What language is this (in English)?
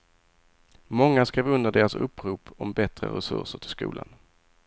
Swedish